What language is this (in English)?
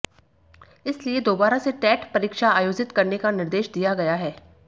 Hindi